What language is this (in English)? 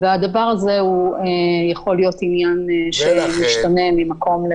Hebrew